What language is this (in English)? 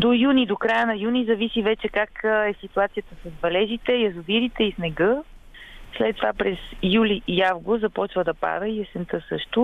Bulgarian